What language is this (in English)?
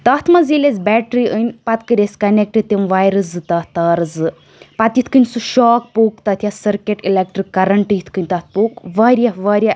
Kashmiri